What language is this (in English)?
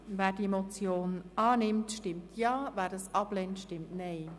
Swiss German